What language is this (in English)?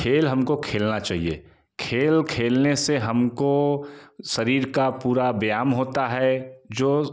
Hindi